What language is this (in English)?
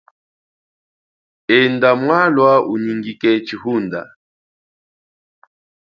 Chokwe